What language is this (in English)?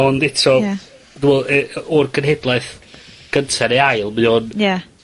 Welsh